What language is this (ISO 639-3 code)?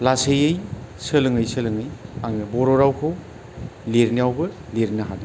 brx